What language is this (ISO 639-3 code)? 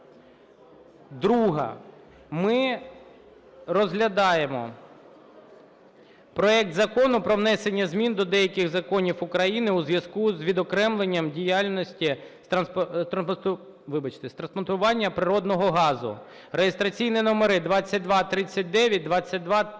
ukr